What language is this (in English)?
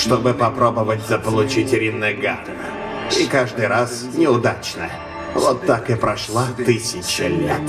Russian